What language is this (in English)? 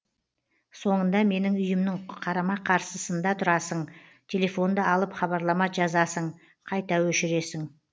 Kazakh